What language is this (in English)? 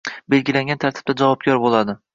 Uzbek